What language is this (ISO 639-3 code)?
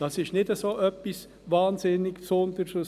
gsw